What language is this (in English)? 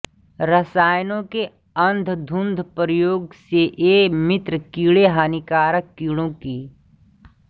Hindi